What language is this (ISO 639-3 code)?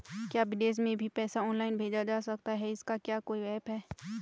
hin